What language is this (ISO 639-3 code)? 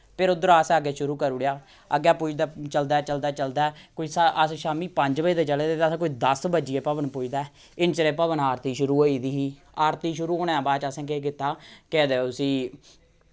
doi